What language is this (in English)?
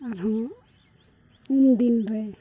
Santali